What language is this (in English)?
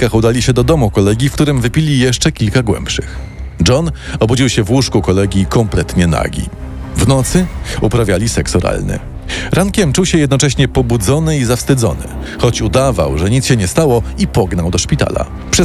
Polish